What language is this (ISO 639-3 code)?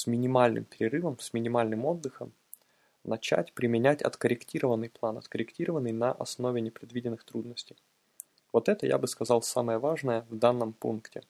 rus